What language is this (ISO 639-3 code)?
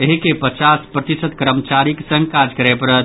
mai